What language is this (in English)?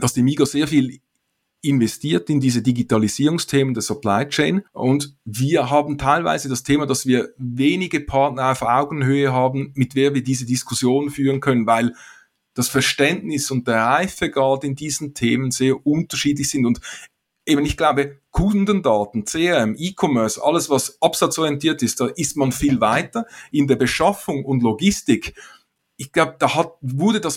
German